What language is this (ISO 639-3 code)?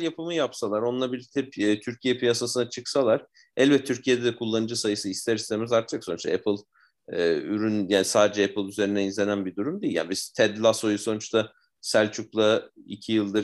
tur